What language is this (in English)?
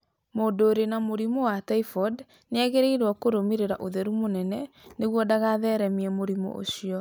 Kikuyu